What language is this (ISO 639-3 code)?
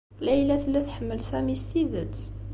kab